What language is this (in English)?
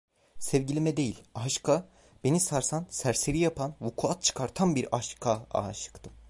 Turkish